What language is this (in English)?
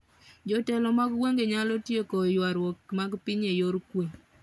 Luo (Kenya and Tanzania)